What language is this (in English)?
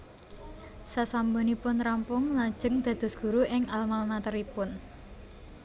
Javanese